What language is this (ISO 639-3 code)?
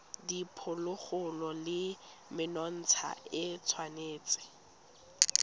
tsn